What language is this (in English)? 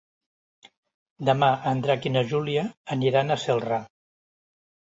Catalan